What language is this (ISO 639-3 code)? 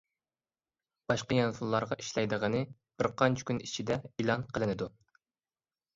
uig